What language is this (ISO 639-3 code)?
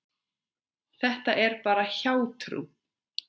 isl